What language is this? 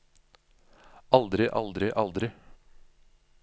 Norwegian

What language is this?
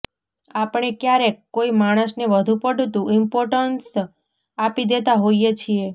Gujarati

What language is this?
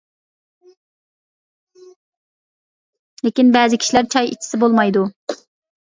Uyghur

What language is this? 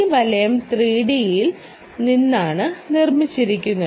Malayalam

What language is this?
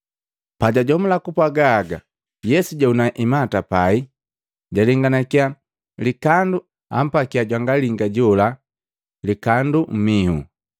Matengo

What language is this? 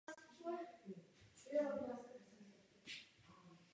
Czech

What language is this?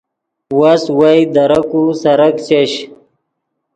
Yidgha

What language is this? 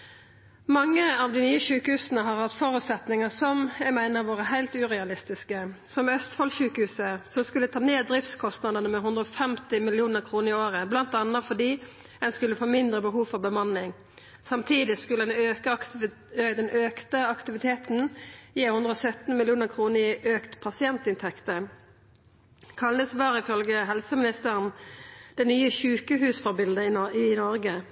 Norwegian Nynorsk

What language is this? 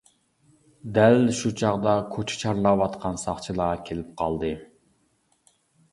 Uyghur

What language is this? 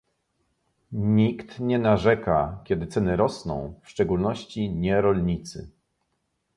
Polish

